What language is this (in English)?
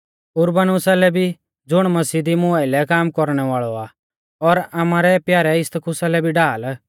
Mahasu Pahari